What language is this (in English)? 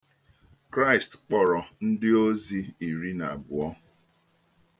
Igbo